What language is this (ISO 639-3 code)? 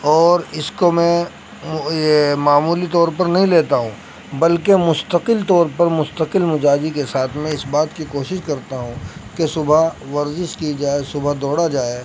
urd